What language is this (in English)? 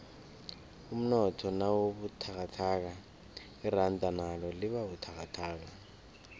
South Ndebele